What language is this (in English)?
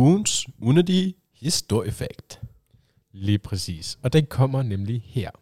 Danish